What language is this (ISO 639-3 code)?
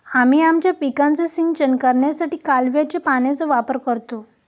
mar